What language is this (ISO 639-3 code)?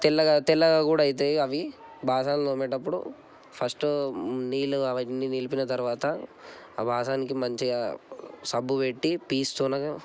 tel